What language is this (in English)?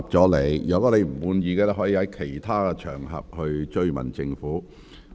Cantonese